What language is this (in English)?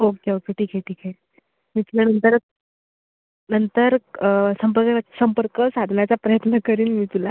Marathi